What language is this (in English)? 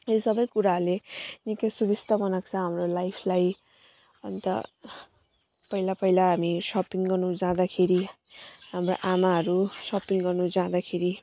Nepali